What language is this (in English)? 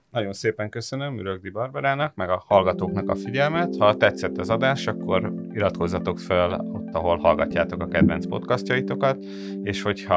Hungarian